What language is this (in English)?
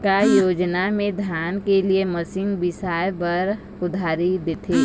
Chhattisgarhi